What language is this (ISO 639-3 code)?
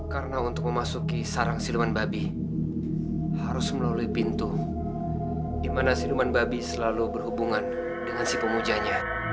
ind